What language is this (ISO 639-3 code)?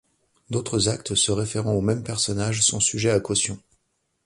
fra